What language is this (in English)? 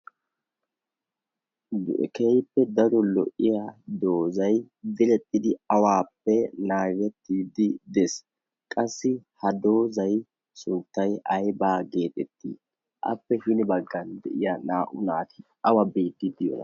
Wolaytta